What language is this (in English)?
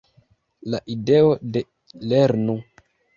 Esperanto